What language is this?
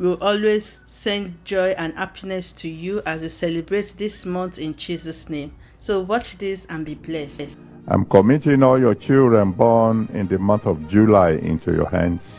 English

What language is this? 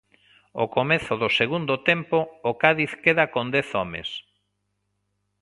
Galician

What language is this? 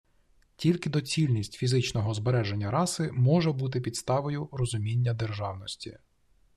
Ukrainian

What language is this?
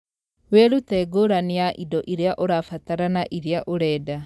Kikuyu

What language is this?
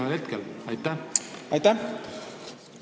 Estonian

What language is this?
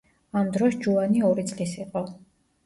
Georgian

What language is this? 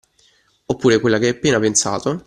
Italian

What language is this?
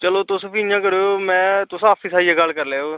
Dogri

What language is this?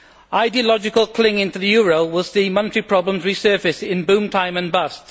English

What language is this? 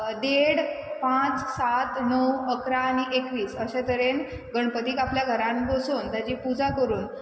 Konkani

